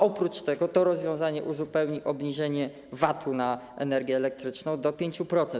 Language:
Polish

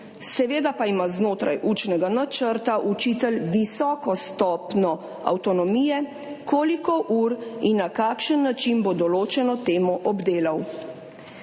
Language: Slovenian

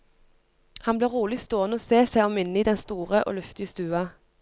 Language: Norwegian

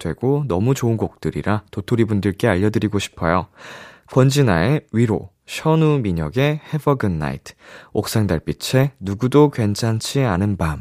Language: Korean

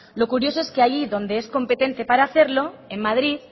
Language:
Spanish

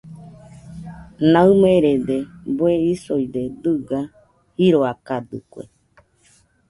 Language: Nüpode Huitoto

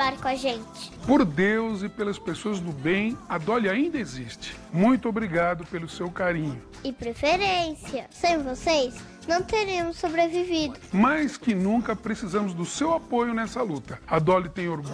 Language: Portuguese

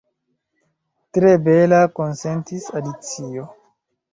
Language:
Esperanto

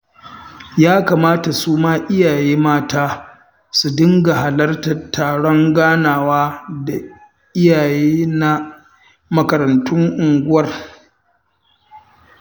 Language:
Hausa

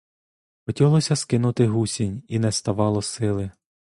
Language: Ukrainian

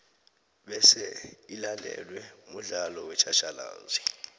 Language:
South Ndebele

